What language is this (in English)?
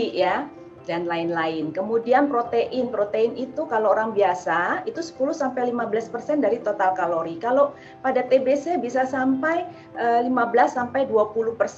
Indonesian